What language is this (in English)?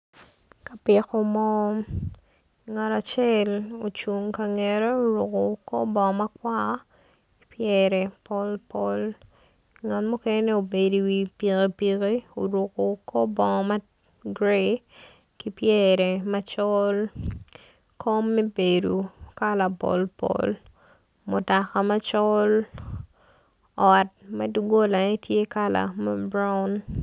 Acoli